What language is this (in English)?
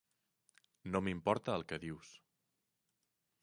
Catalan